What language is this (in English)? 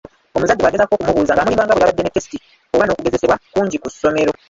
Ganda